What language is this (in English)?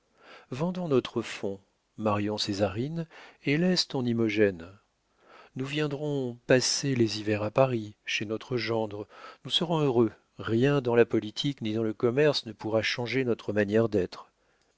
French